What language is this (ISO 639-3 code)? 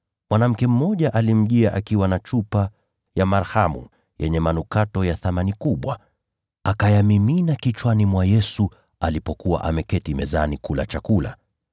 swa